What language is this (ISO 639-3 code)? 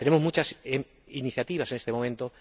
spa